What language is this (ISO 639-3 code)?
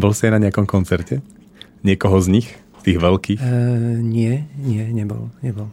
slk